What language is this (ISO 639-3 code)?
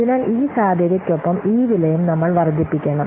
mal